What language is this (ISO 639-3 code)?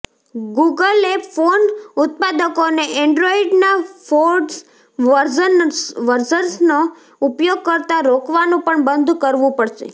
guj